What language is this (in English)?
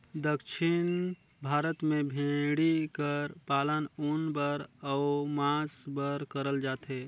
Chhattisgarhi